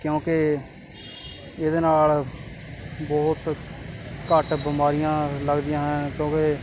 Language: Punjabi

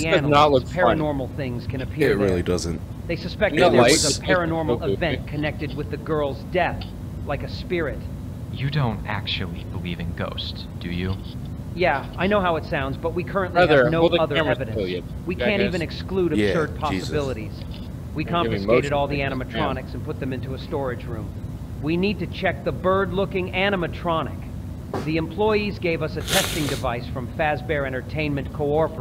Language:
English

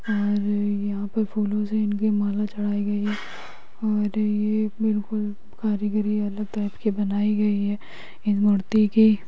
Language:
Magahi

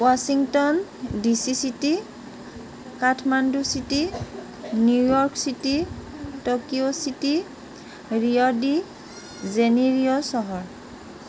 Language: Assamese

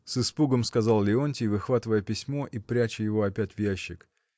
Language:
Russian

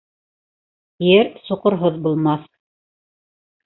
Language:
Bashkir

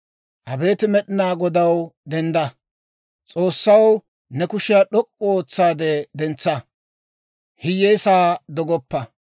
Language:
Dawro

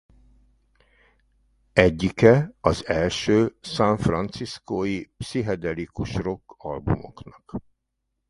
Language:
Hungarian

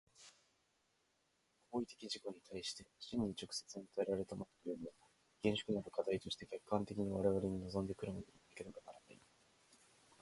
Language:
Japanese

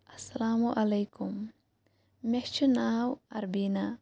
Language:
Kashmiri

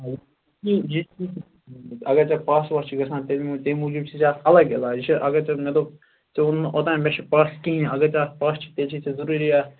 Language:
Kashmiri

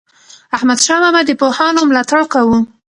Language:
Pashto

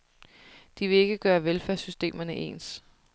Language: Danish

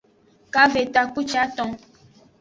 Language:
Aja (Benin)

